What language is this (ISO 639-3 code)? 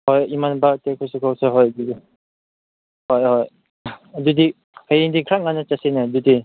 mni